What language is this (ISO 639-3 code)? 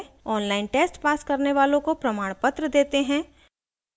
hin